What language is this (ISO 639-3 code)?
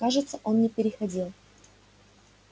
rus